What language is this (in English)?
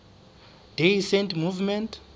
Southern Sotho